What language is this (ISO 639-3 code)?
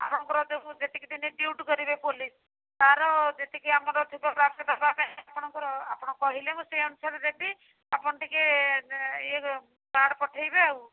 ori